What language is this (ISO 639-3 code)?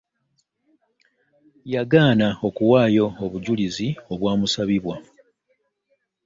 lug